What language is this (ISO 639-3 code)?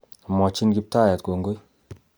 kln